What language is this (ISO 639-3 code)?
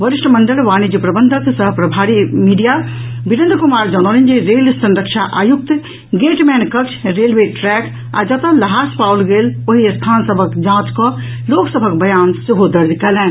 mai